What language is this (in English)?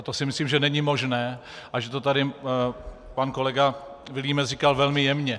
Czech